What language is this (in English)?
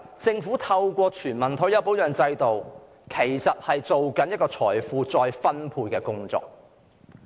Cantonese